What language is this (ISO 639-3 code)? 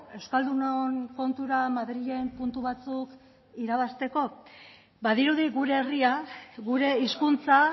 eus